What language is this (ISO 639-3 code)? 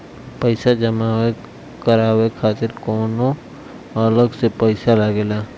bho